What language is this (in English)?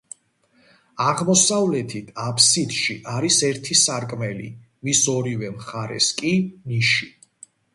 Georgian